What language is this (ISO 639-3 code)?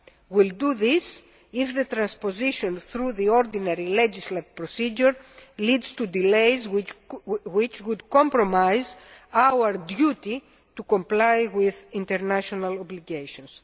eng